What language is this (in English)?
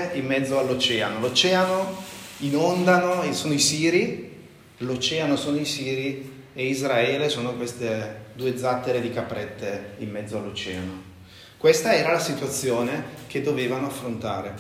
Italian